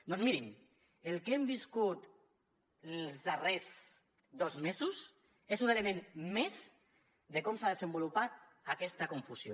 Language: Catalan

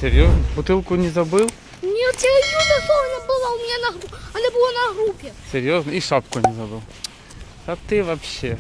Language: Russian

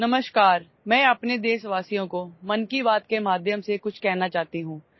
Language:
Assamese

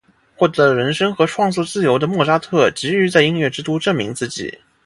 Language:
Chinese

